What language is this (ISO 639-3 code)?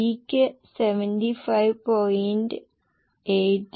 mal